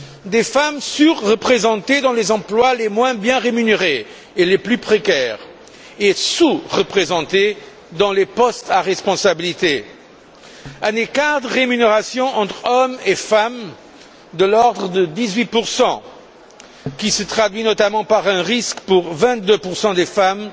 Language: French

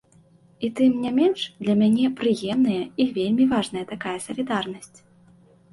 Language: Belarusian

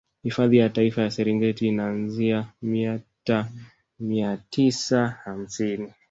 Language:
Swahili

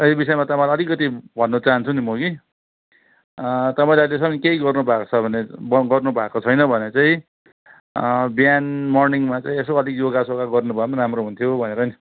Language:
Nepali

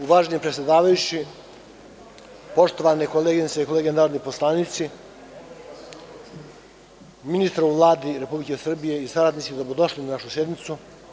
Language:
Serbian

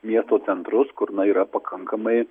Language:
Lithuanian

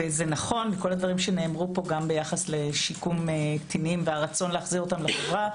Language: Hebrew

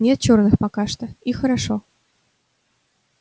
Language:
Russian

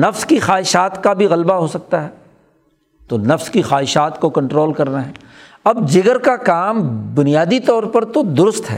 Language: Urdu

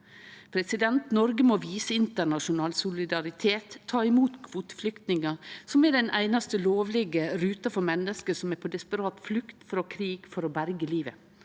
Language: Norwegian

